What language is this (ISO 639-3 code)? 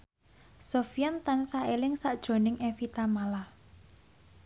jav